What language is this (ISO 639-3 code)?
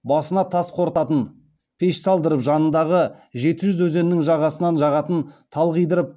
kaz